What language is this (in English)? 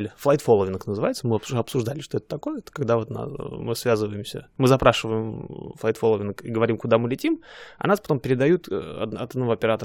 Russian